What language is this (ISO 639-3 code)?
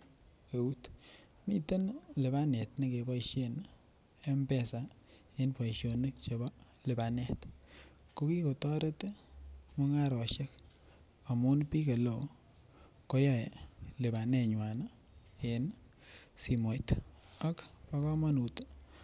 kln